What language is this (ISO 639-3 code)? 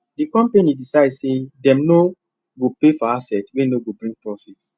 pcm